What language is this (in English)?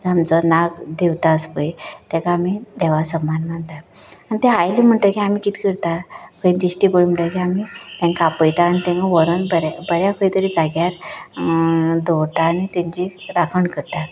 Konkani